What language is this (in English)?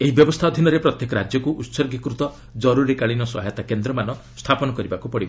Odia